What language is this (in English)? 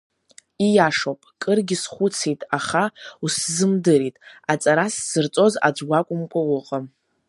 Abkhazian